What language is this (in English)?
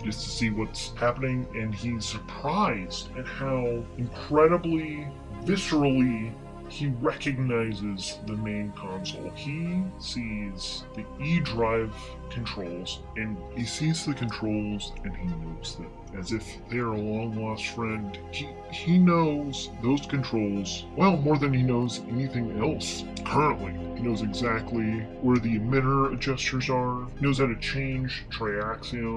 English